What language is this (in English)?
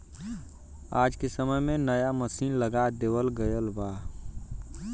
Bhojpuri